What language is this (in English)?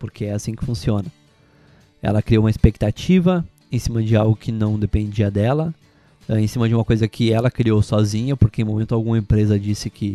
Portuguese